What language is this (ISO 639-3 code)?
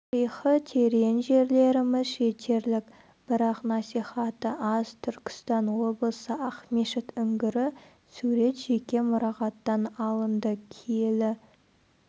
kaz